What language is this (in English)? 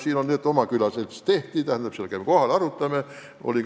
Estonian